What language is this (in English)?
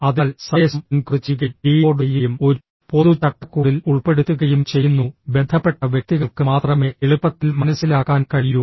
Malayalam